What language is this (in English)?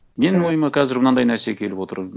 Kazakh